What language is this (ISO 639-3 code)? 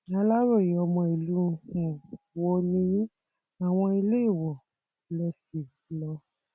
yor